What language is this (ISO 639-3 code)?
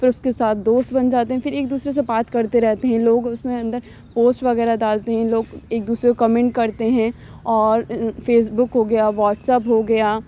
urd